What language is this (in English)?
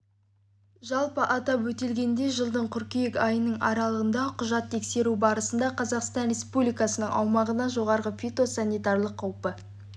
Kazakh